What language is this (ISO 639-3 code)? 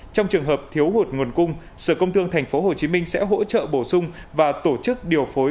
vie